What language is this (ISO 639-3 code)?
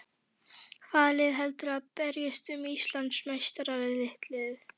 isl